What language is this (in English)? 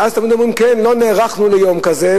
Hebrew